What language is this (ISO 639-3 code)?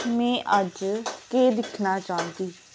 doi